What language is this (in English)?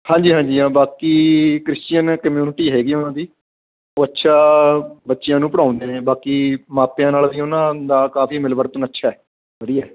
Punjabi